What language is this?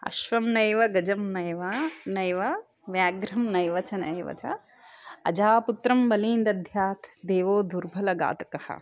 Sanskrit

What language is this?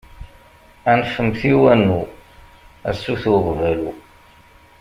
Kabyle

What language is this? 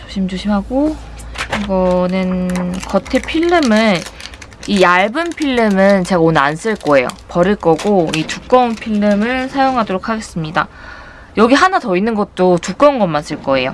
Korean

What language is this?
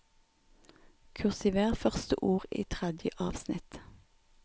Norwegian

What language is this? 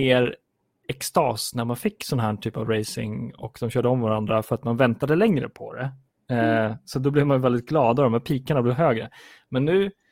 Swedish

